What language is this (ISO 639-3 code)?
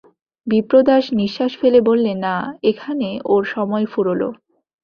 ben